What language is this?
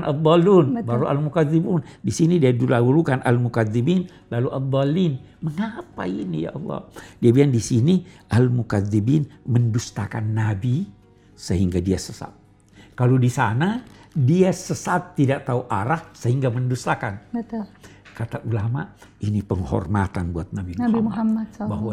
Indonesian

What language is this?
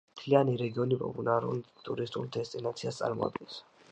Georgian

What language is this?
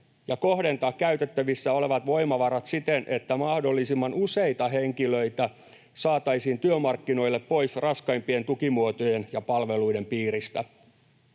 Finnish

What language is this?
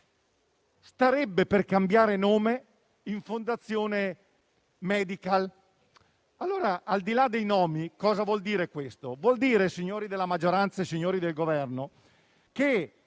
Italian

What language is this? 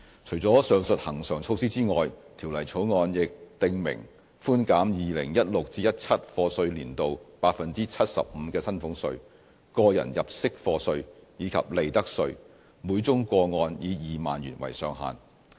Cantonese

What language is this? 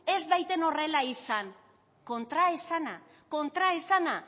Basque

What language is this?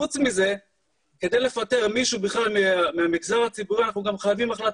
Hebrew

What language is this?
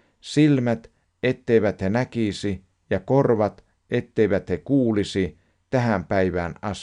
Finnish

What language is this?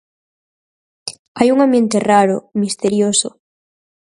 Galician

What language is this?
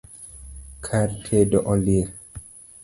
Luo (Kenya and Tanzania)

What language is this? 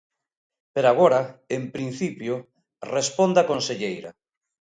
Galician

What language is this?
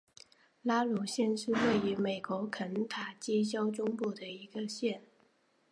Chinese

